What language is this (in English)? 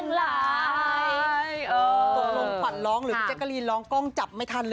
Thai